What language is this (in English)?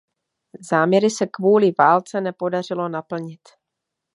Czech